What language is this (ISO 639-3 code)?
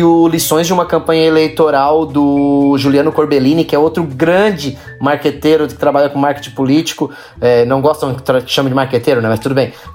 por